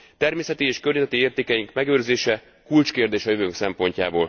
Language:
Hungarian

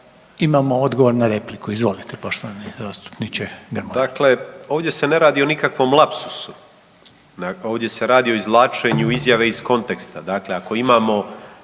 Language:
Croatian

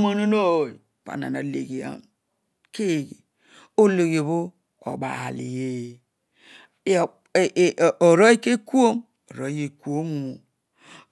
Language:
Odual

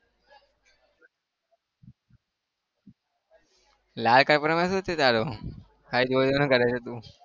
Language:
Gujarati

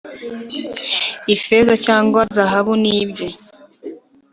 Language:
Kinyarwanda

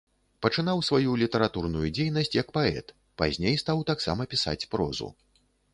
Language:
Belarusian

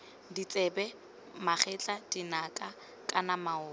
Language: Tswana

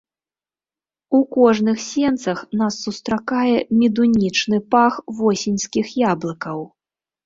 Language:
Belarusian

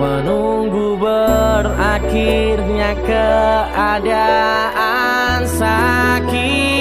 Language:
Indonesian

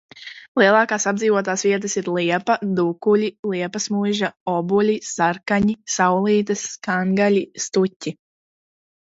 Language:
Latvian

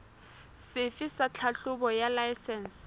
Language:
Southern Sotho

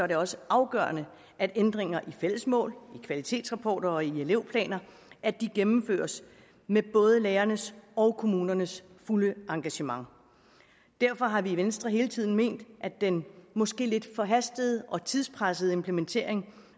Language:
Danish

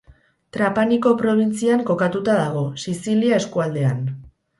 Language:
Basque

